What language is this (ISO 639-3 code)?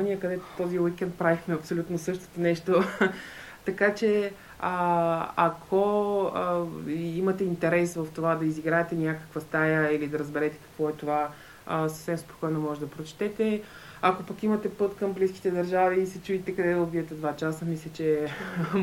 bul